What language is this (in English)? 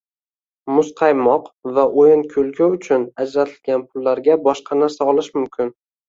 Uzbek